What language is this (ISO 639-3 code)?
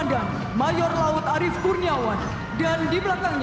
ind